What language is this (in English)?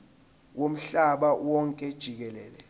Zulu